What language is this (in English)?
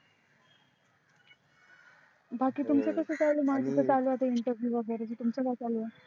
Marathi